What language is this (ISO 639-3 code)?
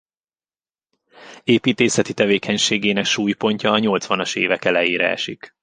hun